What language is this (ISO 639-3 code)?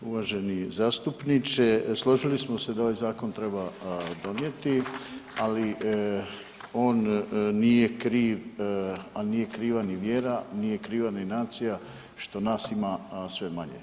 hrv